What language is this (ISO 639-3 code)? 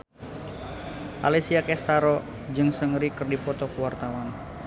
sun